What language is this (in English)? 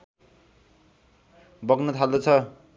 Nepali